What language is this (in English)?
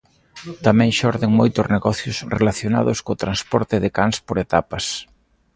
Galician